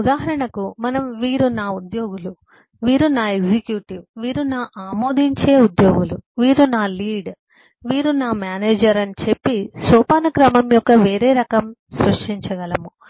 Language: Telugu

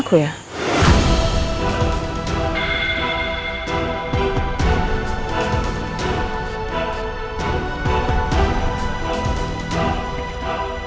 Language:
Indonesian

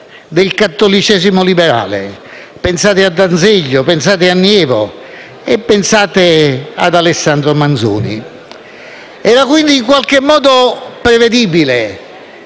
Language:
Italian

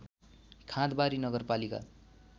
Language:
Nepali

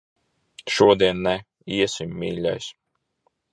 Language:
Latvian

